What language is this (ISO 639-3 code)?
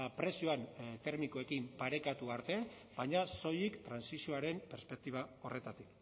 eus